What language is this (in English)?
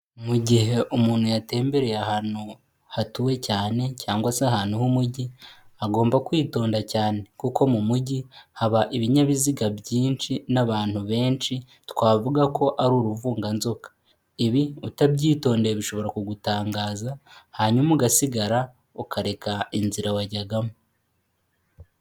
Kinyarwanda